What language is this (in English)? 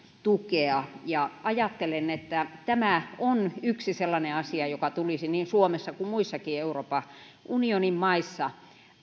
Finnish